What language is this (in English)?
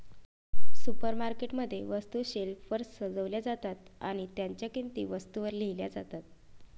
Marathi